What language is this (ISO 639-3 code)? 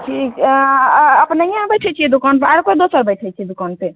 mai